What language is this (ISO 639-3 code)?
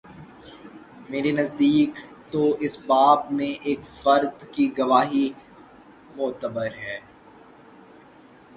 urd